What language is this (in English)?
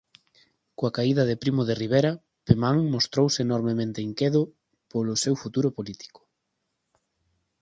Galician